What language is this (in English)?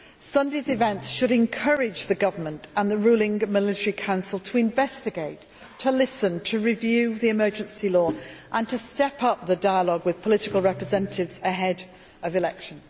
English